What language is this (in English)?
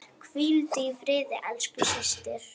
Icelandic